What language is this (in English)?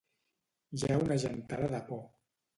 Catalan